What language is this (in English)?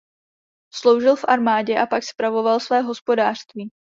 Czech